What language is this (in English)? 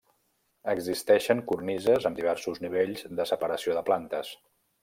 Catalan